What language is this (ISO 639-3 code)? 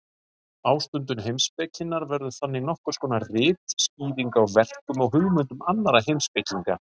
isl